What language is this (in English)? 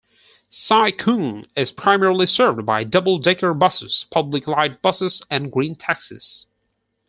English